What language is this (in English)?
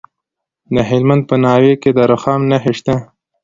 Pashto